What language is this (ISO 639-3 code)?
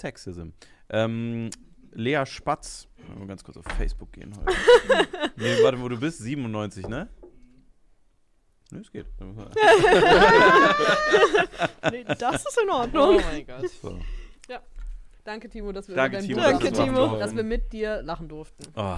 deu